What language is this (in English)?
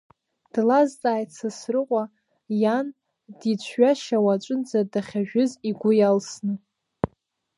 Abkhazian